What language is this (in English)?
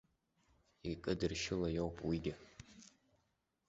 Abkhazian